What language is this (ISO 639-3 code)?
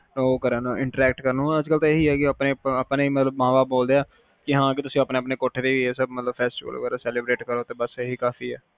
pan